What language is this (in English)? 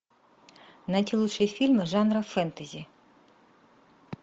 Russian